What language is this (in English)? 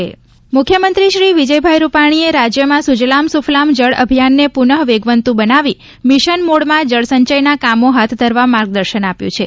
Gujarati